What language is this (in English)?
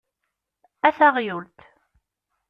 Kabyle